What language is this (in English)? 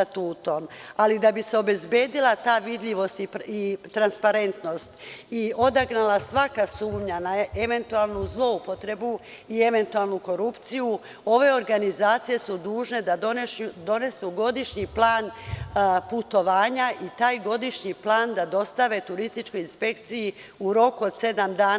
Serbian